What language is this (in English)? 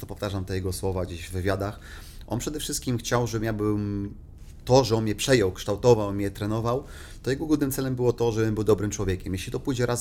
Polish